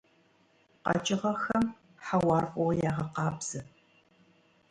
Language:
Kabardian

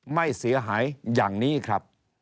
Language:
Thai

